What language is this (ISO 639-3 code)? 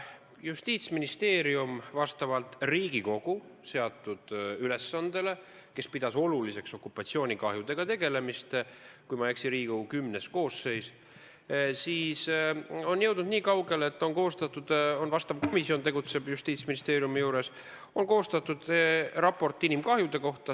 est